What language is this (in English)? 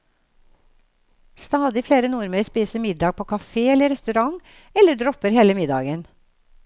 Norwegian